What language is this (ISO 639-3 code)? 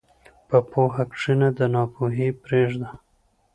pus